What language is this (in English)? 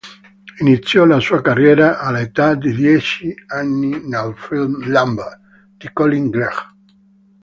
Italian